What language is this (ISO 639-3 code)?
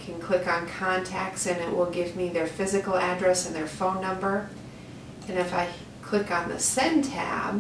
eng